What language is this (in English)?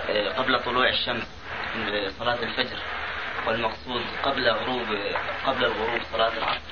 Arabic